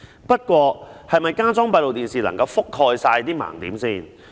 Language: Cantonese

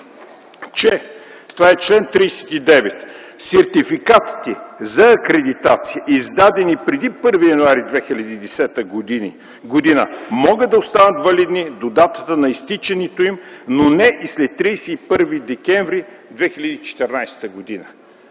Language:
Bulgarian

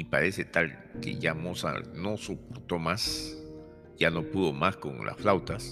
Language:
Spanish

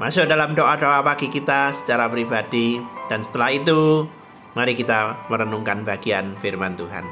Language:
Indonesian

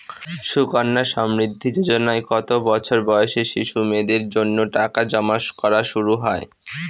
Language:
Bangla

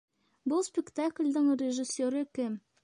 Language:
Bashkir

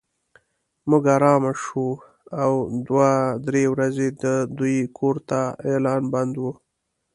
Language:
Pashto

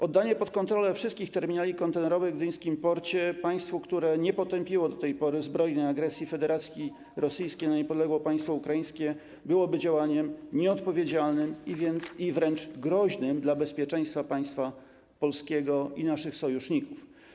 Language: Polish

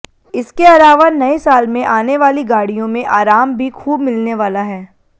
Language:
Hindi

